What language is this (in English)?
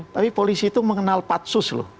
Indonesian